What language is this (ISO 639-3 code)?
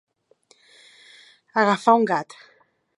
cat